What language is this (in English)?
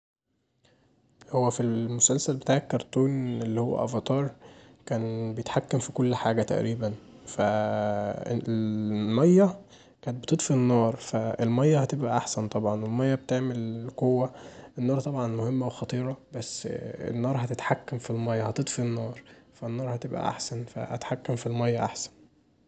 Egyptian Arabic